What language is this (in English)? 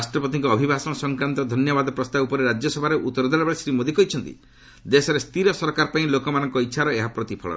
Odia